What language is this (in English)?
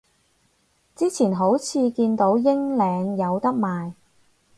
Cantonese